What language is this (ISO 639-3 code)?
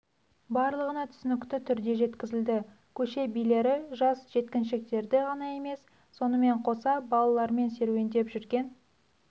kaz